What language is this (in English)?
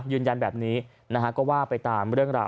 Thai